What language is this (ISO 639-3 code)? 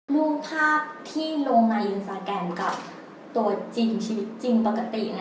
tha